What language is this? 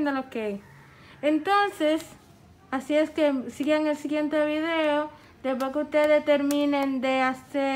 Spanish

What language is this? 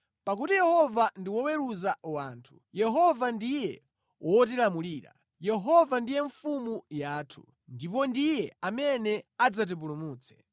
Nyanja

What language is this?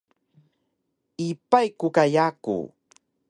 Taroko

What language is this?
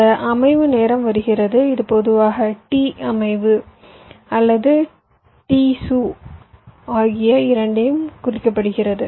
Tamil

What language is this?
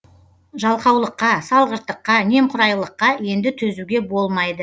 Kazakh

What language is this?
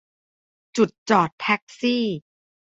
Thai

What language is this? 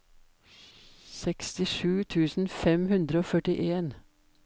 Norwegian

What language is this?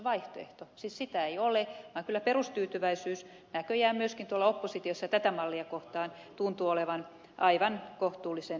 Finnish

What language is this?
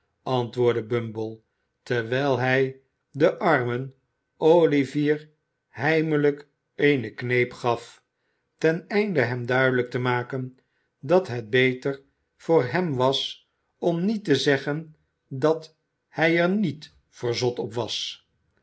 Dutch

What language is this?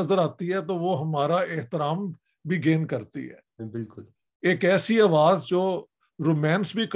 Urdu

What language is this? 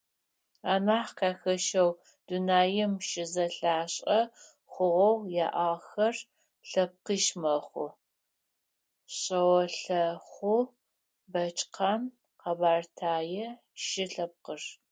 Adyghe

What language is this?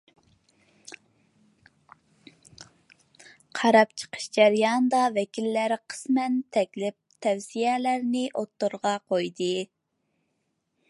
Uyghur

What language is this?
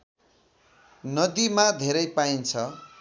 Nepali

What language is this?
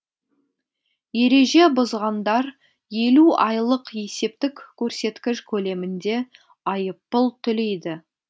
Kazakh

